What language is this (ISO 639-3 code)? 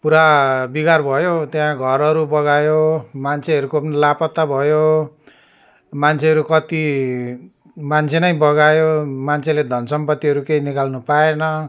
nep